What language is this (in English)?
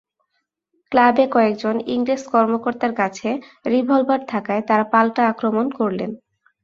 Bangla